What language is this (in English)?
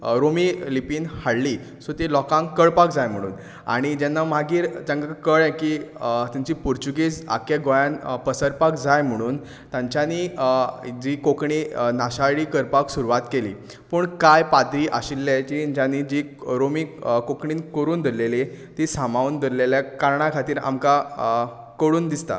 Konkani